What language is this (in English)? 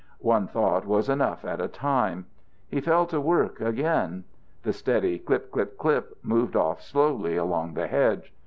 English